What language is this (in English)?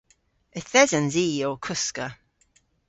Cornish